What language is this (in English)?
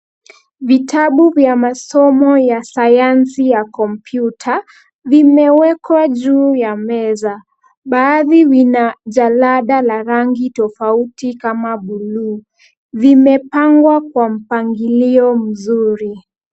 Swahili